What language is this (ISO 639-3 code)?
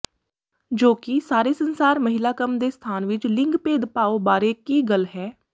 pan